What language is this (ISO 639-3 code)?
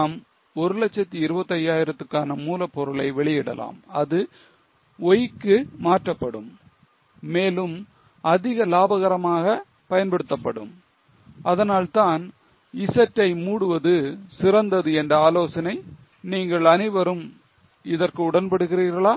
tam